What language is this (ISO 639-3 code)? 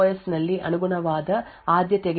kan